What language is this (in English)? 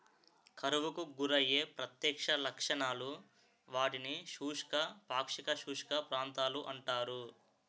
Telugu